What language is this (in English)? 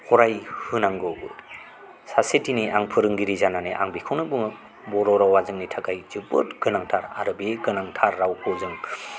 Bodo